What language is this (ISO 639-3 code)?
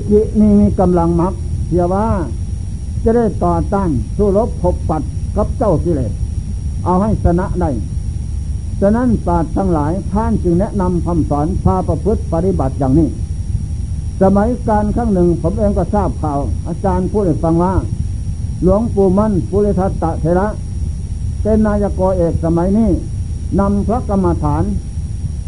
tha